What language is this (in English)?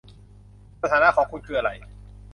Thai